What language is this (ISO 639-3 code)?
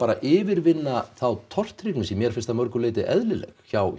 isl